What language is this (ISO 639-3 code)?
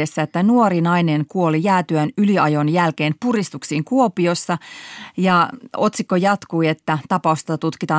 fin